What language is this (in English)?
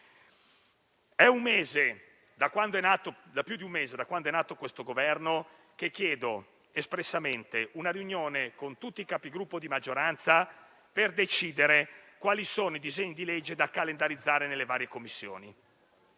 Italian